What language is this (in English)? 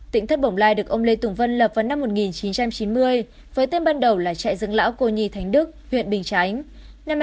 Vietnamese